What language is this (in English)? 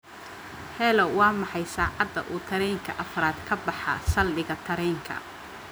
Somali